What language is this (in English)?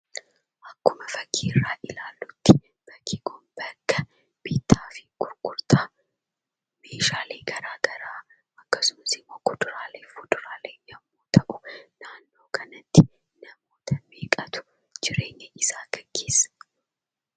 Oromo